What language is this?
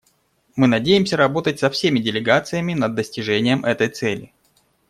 Russian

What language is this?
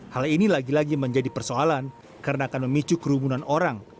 Indonesian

